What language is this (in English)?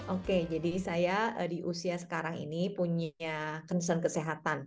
Indonesian